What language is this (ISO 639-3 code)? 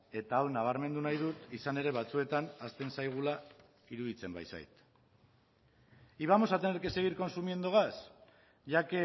eus